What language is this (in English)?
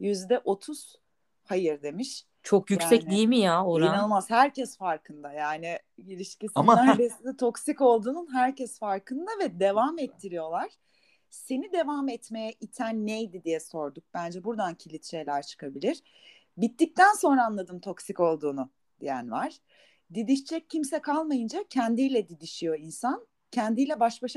Turkish